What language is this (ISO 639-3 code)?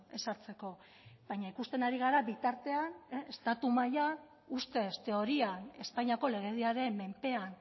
eus